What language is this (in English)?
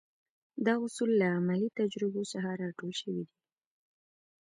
Pashto